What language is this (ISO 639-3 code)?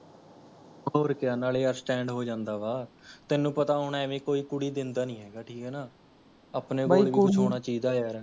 pan